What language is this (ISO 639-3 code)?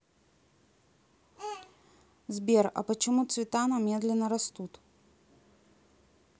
rus